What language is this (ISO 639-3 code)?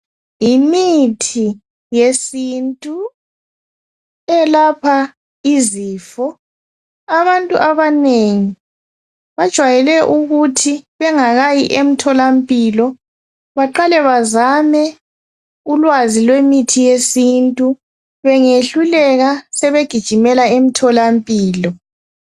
nde